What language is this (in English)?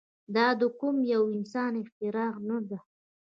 Pashto